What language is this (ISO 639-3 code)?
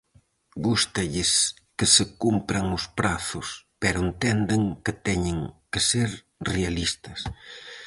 glg